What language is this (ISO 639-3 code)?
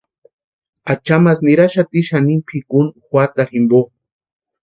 pua